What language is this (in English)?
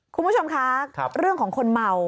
Thai